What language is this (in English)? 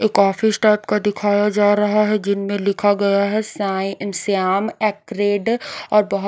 Hindi